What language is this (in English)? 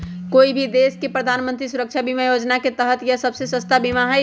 Magahi